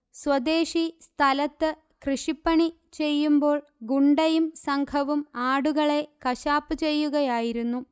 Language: Malayalam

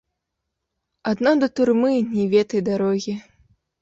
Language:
Belarusian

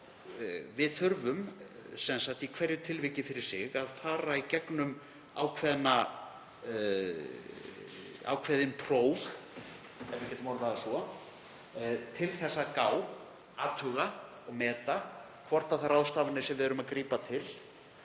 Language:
Icelandic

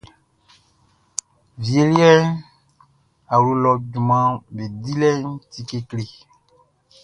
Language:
Baoulé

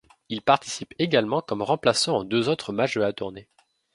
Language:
French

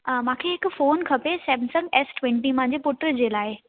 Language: Sindhi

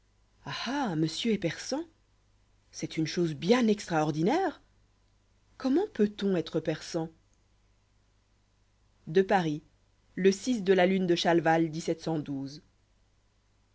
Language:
French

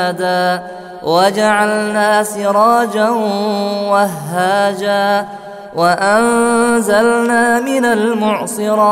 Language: Arabic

